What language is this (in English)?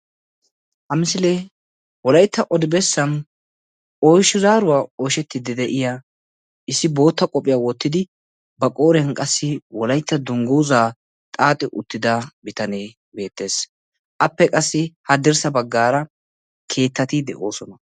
Wolaytta